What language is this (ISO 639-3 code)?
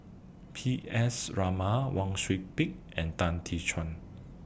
eng